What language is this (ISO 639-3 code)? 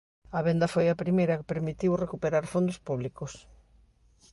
glg